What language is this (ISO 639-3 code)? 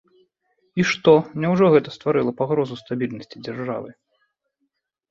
bel